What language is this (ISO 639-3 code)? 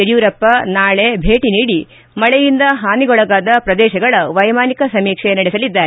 kan